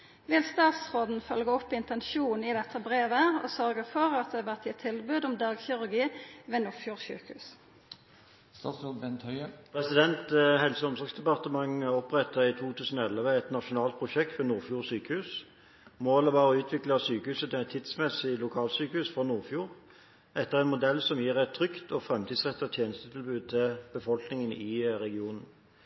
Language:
Norwegian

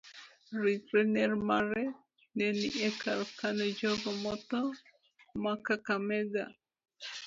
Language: Luo (Kenya and Tanzania)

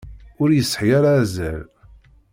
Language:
Kabyle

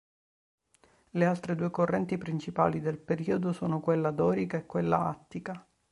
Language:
Italian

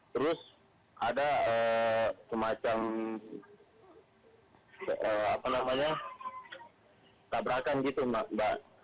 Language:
Indonesian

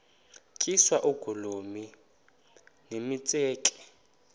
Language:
Xhosa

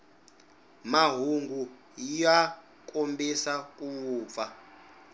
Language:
Tsonga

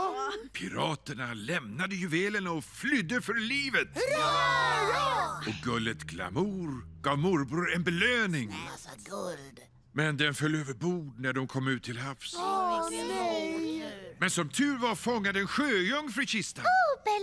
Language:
Swedish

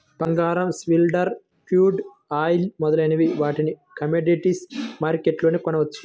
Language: Telugu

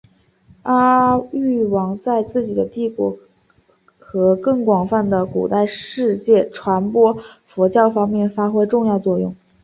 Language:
Chinese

